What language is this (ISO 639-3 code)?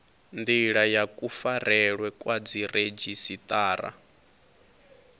ven